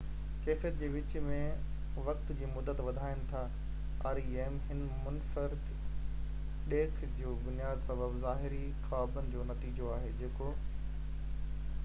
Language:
Sindhi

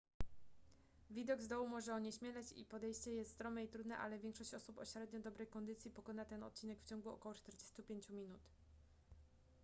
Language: Polish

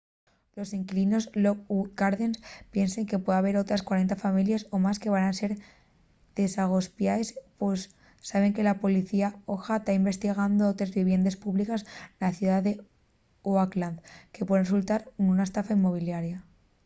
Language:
Asturian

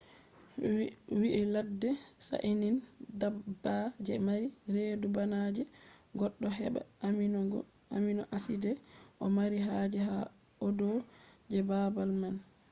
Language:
Fula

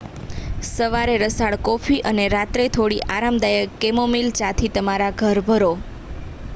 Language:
Gujarati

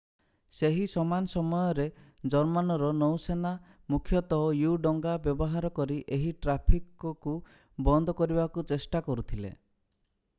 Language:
Odia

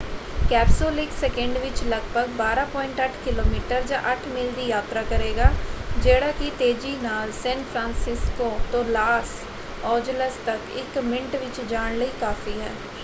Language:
Punjabi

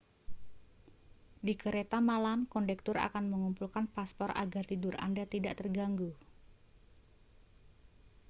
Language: Indonesian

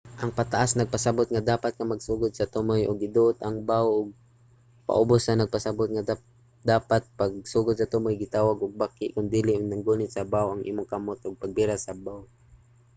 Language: Cebuano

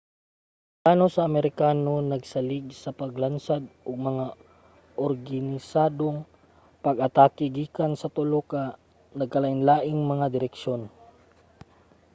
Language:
Cebuano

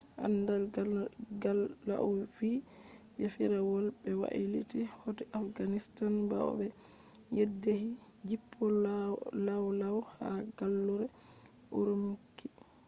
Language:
Fula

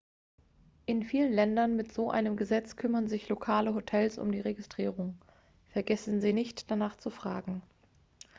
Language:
German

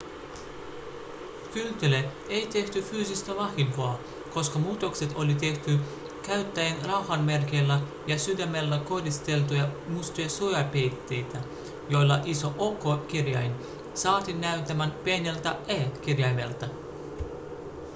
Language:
Finnish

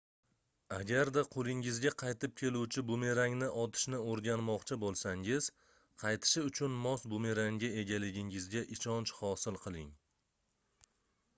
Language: Uzbek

